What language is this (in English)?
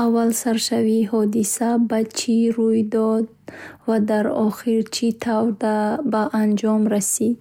Bukharic